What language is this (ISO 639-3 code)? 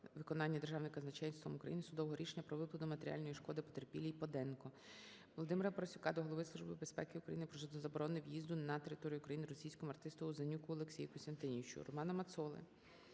ukr